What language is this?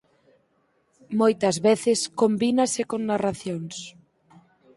Galician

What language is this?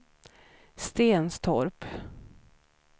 Swedish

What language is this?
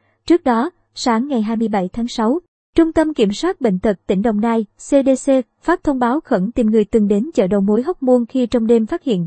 Vietnamese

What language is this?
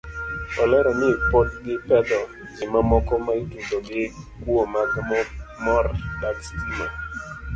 Luo (Kenya and Tanzania)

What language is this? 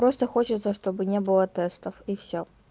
Russian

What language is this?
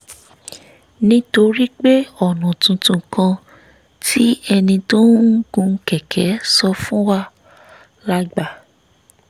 Yoruba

